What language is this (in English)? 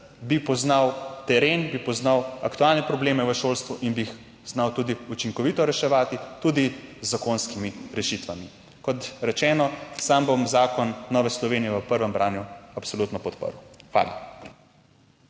Slovenian